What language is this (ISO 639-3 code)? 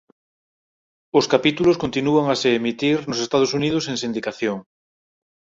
glg